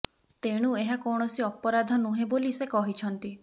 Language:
Odia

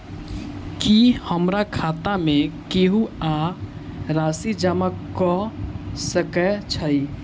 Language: Maithili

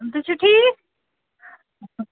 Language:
Kashmiri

